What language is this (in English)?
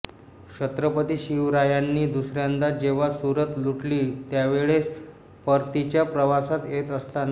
Marathi